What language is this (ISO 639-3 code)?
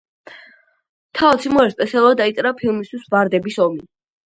kat